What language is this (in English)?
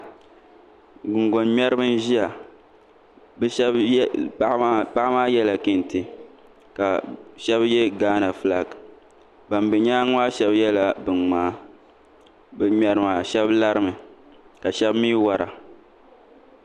Dagbani